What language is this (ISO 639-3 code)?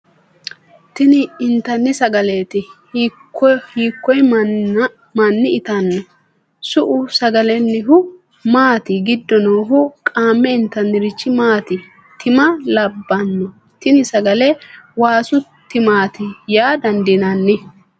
sid